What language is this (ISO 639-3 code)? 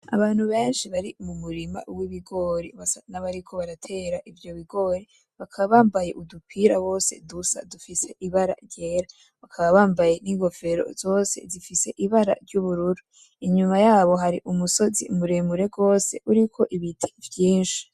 run